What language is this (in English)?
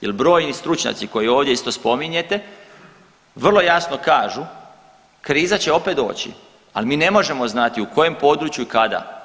Croatian